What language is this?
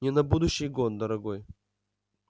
Russian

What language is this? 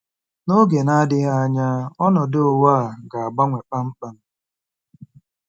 Igbo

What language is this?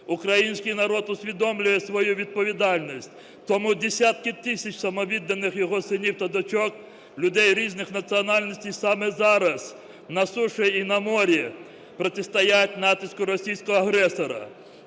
Ukrainian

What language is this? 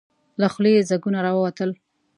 Pashto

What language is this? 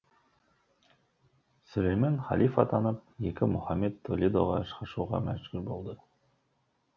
Kazakh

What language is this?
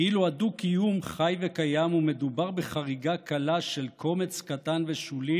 Hebrew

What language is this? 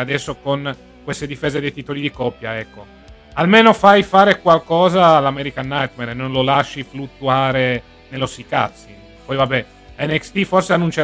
Italian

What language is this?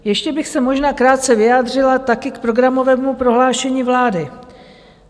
Czech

